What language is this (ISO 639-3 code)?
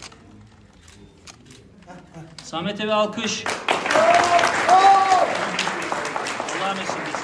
tur